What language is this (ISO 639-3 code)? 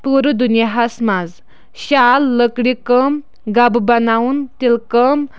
kas